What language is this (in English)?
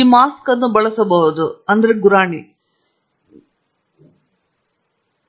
Kannada